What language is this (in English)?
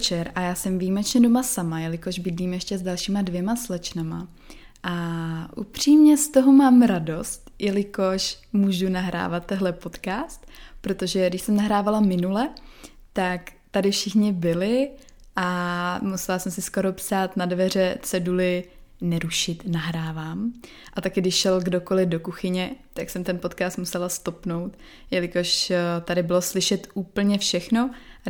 Czech